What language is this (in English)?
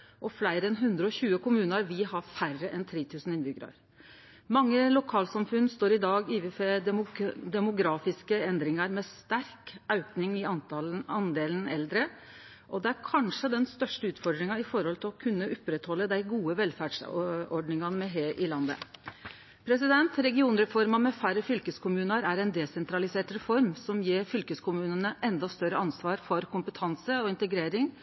Norwegian Nynorsk